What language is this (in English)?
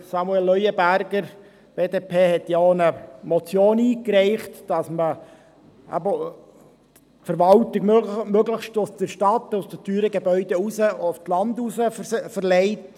Swiss German